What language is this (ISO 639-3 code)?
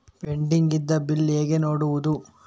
kan